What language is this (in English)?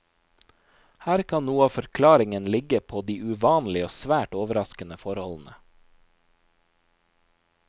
Norwegian